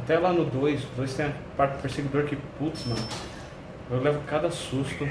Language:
Portuguese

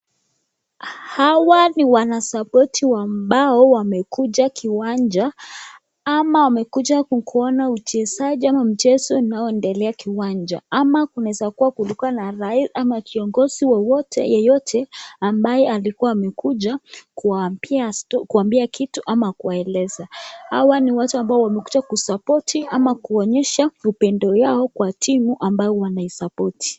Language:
Swahili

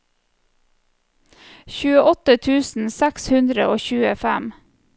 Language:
Norwegian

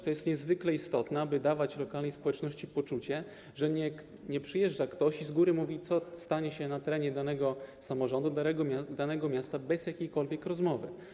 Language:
Polish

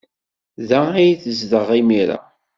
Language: Kabyle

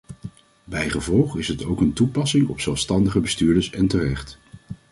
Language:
Dutch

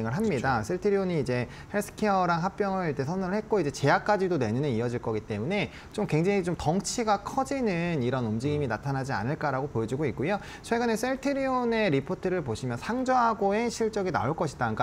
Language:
Korean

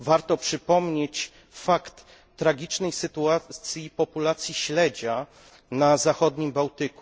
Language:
Polish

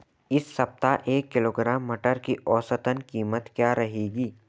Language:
Hindi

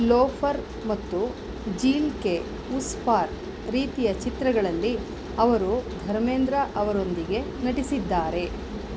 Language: Kannada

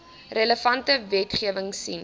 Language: Afrikaans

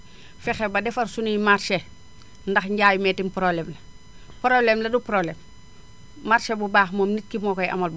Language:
Wolof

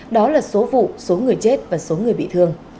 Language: Vietnamese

